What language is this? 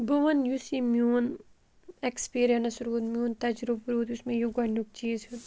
Kashmiri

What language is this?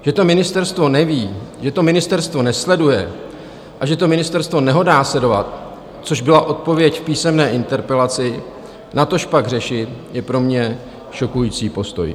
Czech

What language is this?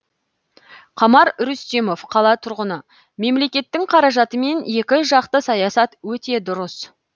Kazakh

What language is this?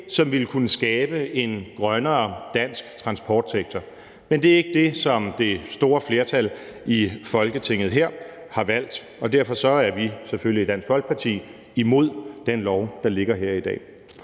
Danish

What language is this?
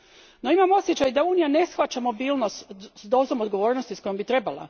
Croatian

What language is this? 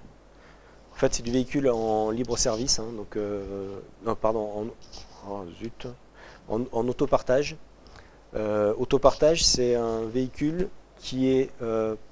French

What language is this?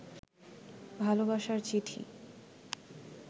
Bangla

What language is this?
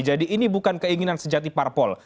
Indonesian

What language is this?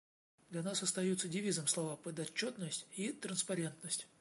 Russian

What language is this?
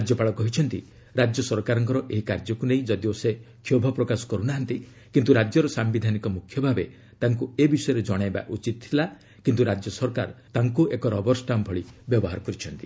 Odia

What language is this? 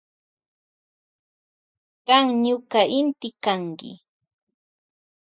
Loja Highland Quichua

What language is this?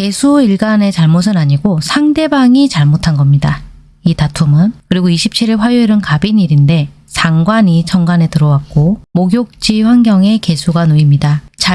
Korean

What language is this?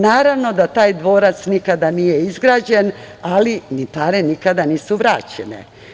Serbian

